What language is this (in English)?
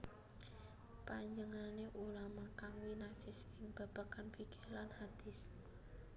Javanese